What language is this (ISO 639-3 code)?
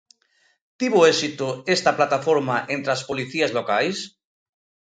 glg